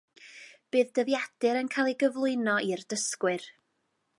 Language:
Welsh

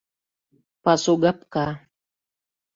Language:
Mari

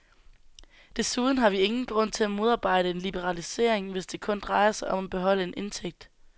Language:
Danish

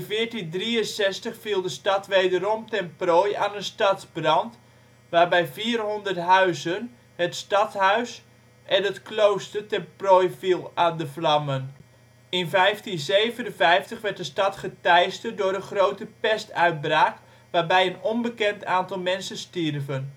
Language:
Dutch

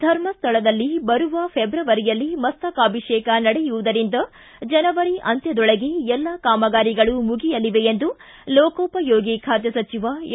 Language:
Kannada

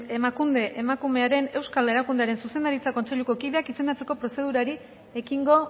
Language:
Basque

